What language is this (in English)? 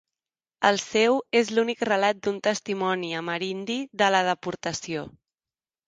Catalan